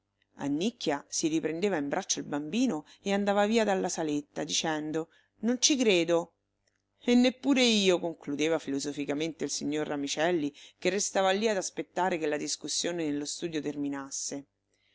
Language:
Italian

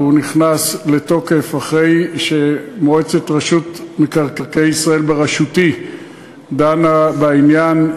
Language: Hebrew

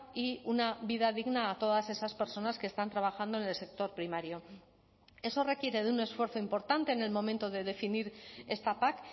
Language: Spanish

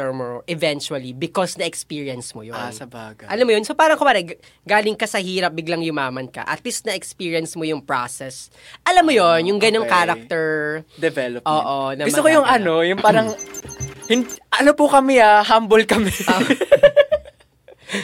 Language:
Filipino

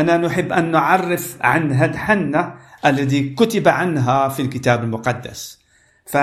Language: Arabic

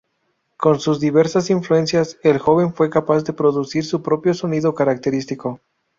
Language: Spanish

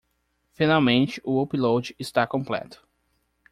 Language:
Portuguese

